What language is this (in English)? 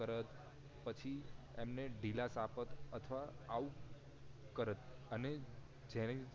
Gujarati